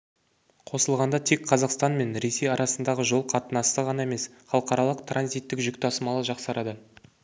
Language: Kazakh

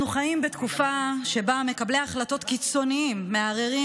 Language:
Hebrew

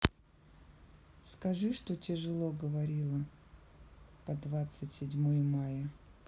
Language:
Russian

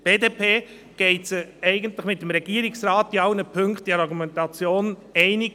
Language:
Swiss German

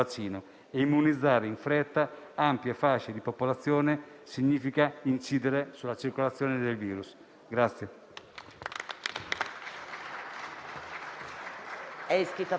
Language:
Italian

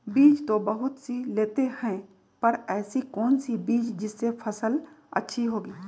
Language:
Magahi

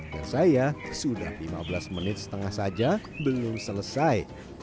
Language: Indonesian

